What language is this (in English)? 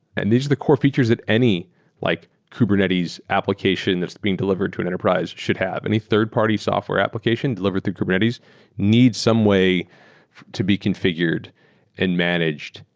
English